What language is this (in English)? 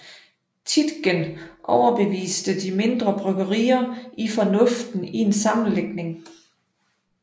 Danish